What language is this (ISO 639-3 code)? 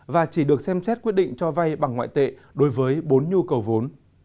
vie